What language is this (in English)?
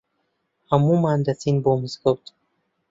Central Kurdish